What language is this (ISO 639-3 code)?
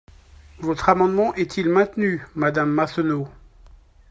fra